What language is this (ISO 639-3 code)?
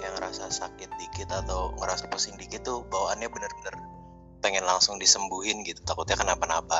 ind